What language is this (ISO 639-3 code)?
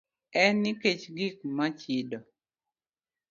luo